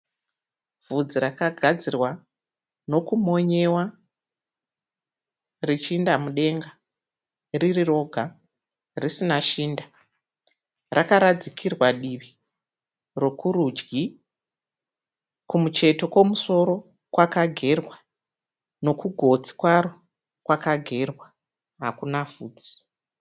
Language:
Shona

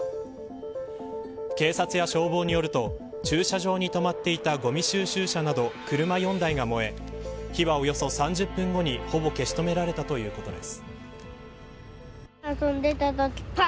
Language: Japanese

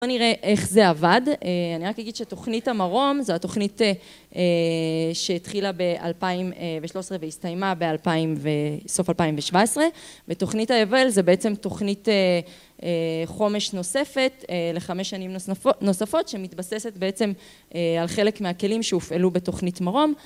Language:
Hebrew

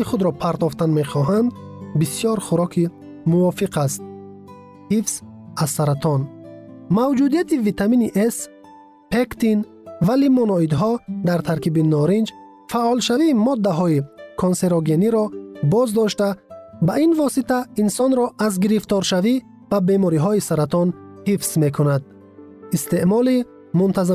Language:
Persian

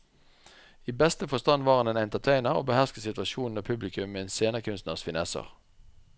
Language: Norwegian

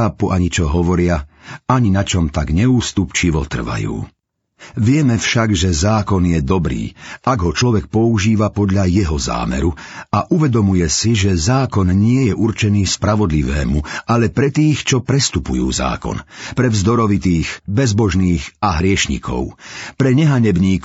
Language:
Slovak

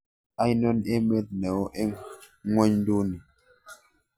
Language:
Kalenjin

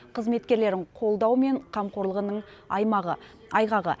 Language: Kazakh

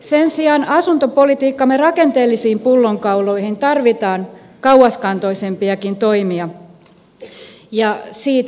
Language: Finnish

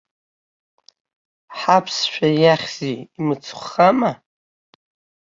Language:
Abkhazian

